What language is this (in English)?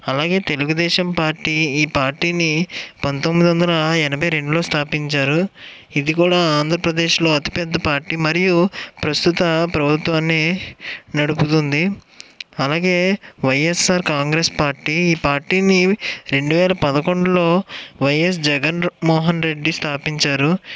Telugu